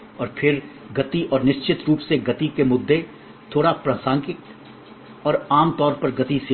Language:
Hindi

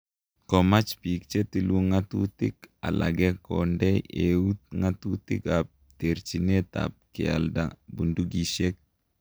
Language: Kalenjin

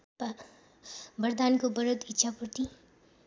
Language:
Nepali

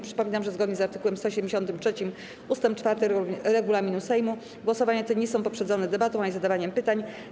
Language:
Polish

